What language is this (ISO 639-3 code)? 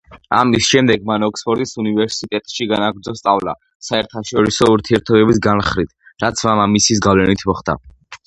kat